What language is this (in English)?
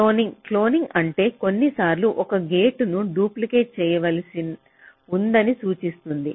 Telugu